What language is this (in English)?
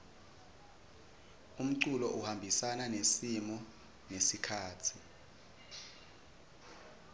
Swati